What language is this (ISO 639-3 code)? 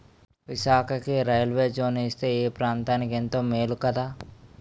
tel